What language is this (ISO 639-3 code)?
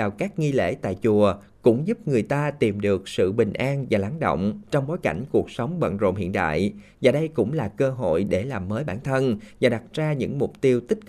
vie